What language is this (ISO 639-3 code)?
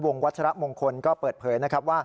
tha